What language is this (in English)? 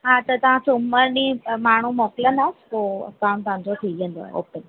Sindhi